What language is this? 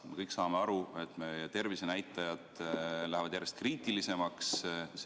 Estonian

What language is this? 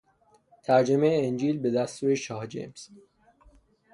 Persian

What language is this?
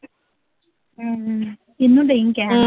Punjabi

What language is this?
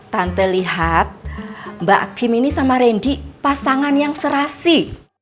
Indonesian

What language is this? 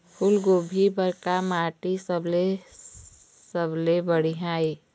Chhattisgarhi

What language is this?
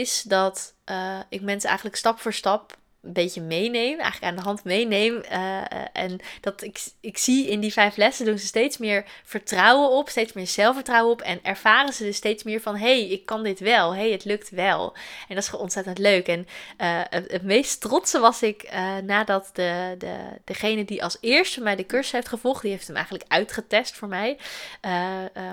Dutch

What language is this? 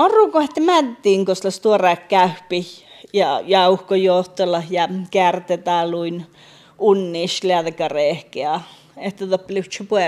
Finnish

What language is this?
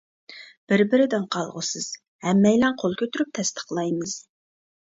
Uyghur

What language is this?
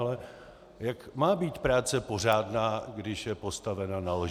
Czech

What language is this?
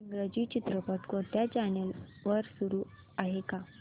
Marathi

